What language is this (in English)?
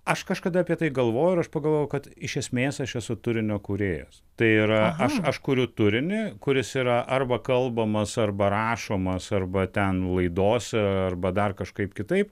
Lithuanian